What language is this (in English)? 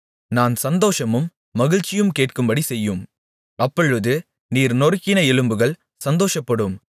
Tamil